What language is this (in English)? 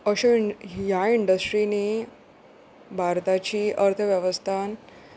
Konkani